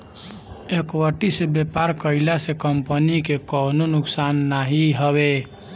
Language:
Bhojpuri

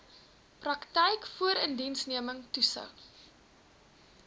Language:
Afrikaans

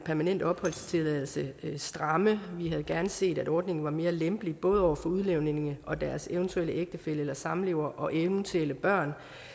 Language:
Danish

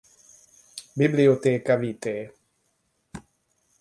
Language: Hungarian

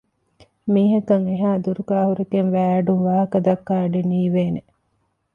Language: Divehi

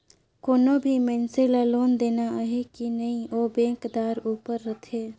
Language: Chhattisgarhi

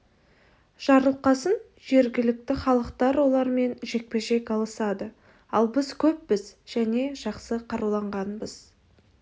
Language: Kazakh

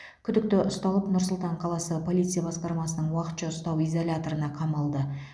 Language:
Kazakh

